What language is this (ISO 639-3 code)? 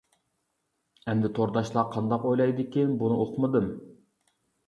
uig